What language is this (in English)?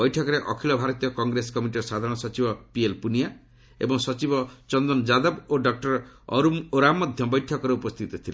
Odia